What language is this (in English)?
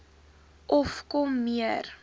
Afrikaans